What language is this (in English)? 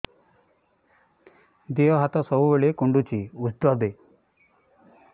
Odia